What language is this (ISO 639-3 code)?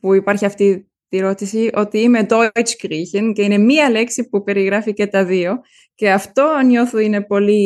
ell